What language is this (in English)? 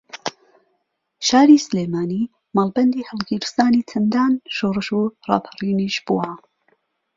Central Kurdish